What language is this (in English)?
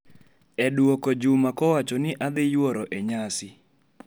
Luo (Kenya and Tanzania)